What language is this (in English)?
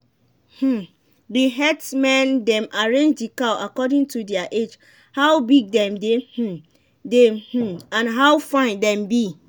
Nigerian Pidgin